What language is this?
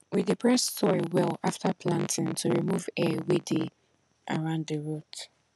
Nigerian Pidgin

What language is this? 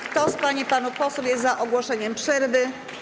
Polish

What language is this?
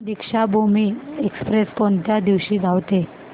Marathi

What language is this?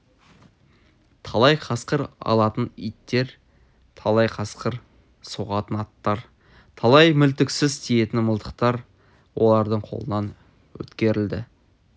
Kazakh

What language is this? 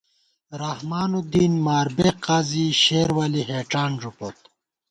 Gawar-Bati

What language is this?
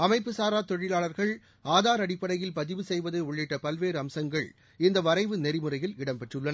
Tamil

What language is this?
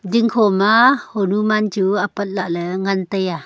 Wancho Naga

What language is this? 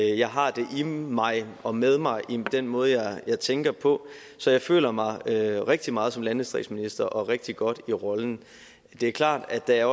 Danish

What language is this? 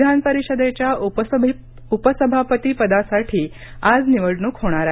Marathi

